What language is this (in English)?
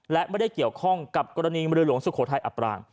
Thai